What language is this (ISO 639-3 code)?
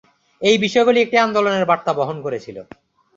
ben